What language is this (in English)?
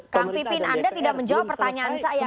Indonesian